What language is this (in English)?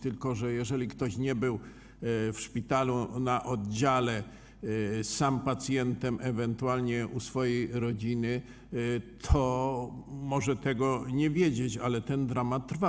Polish